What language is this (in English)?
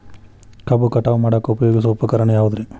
Kannada